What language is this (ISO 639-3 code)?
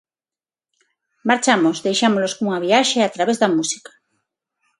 glg